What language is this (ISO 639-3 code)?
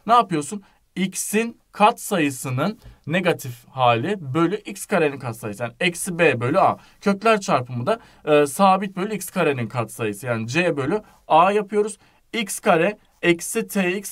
tur